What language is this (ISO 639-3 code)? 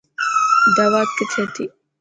mki